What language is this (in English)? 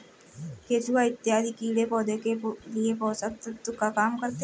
Hindi